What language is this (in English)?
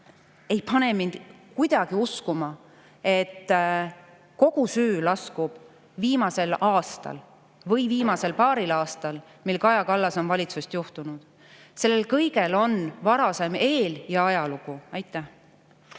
Estonian